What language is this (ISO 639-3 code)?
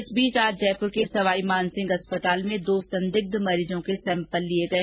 hin